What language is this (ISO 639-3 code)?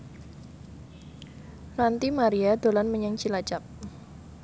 jav